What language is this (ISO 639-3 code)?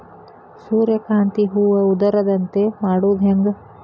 kan